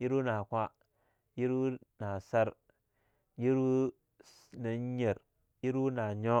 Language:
Longuda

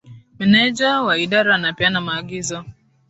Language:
Swahili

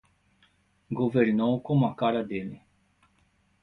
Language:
Portuguese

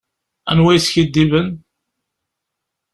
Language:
Kabyle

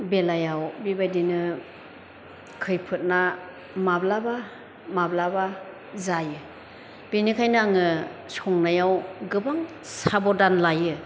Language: Bodo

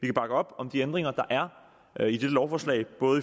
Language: Danish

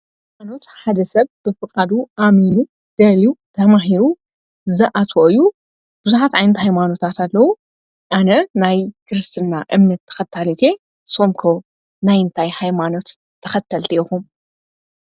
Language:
Tigrinya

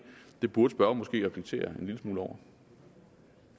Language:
Danish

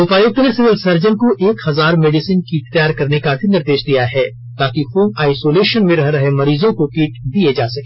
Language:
Hindi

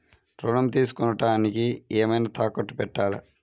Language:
Telugu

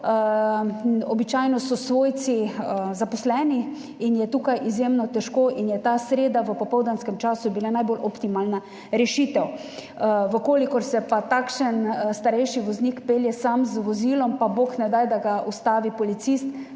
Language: Slovenian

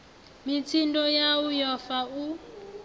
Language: Venda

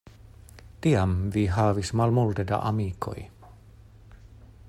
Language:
Esperanto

